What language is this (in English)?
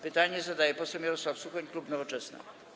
Polish